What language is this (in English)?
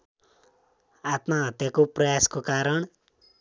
Nepali